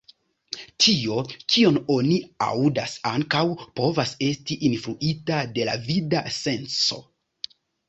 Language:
Esperanto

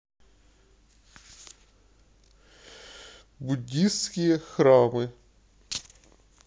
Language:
Russian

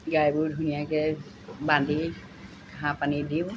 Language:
Assamese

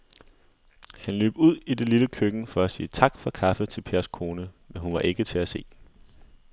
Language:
Danish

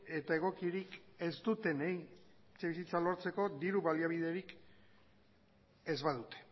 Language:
Basque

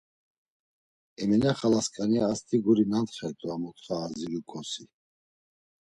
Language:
Laz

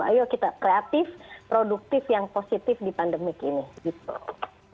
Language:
Indonesian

